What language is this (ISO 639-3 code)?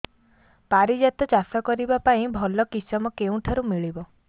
ori